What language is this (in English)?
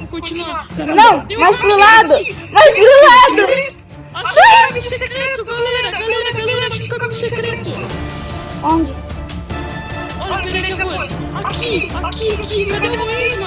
Portuguese